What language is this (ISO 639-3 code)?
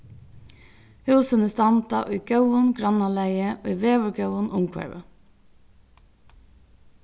fao